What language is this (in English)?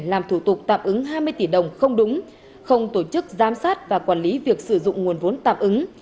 Vietnamese